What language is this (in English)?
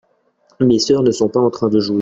French